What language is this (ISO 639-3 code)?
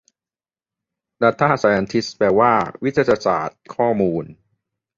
tha